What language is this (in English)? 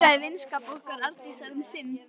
Icelandic